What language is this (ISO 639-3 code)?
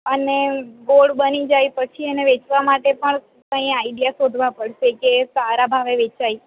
guj